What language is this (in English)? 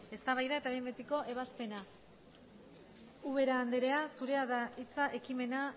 Basque